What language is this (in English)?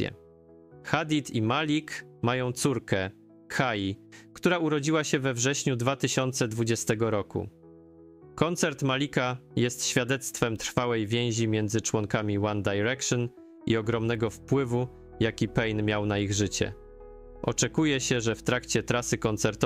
Polish